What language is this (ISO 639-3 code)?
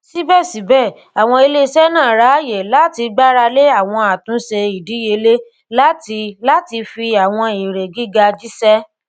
yor